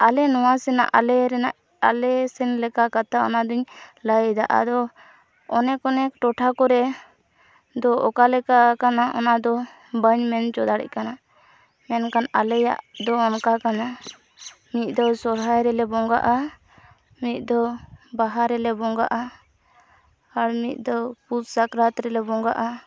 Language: Santali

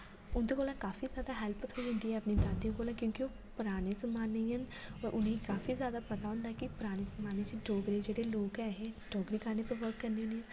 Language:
Dogri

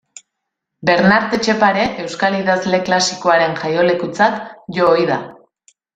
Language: Basque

